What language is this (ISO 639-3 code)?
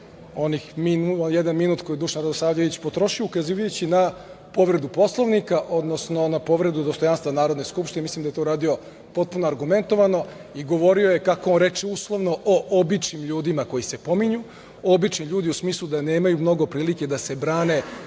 srp